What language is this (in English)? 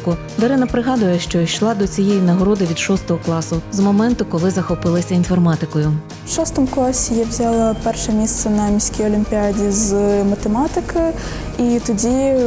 Ukrainian